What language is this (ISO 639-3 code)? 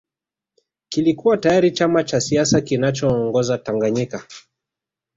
swa